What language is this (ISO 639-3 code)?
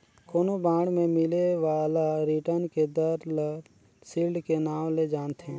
hne